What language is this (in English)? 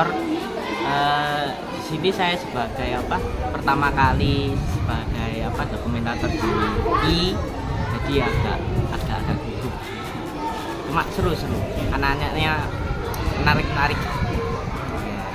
Indonesian